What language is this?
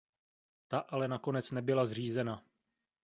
Czech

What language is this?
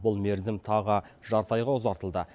Kazakh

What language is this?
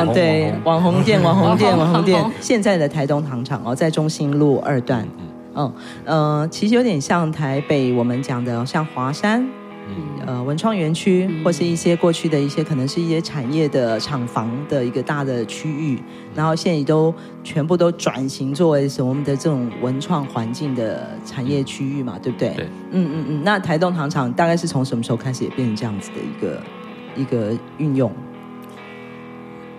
Chinese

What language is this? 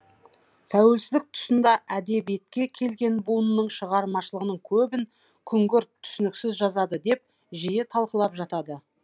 Kazakh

